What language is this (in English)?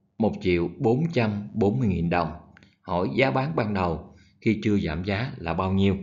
Vietnamese